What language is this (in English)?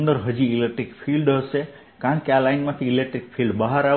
Gujarati